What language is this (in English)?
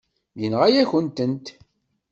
Kabyle